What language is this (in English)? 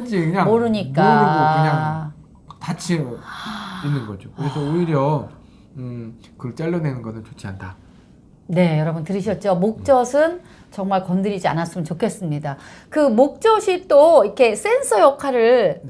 Korean